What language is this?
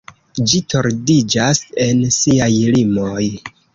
Esperanto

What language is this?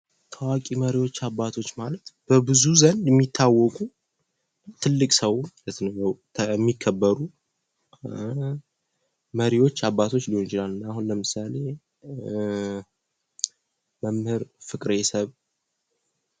Amharic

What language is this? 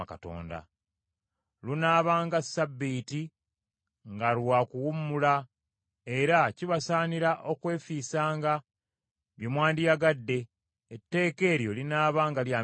Ganda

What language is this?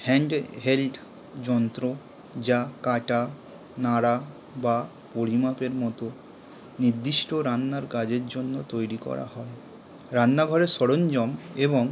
Bangla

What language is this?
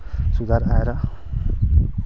Nepali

